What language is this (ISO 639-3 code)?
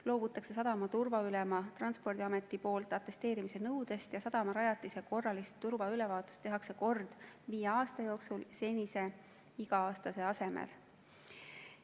est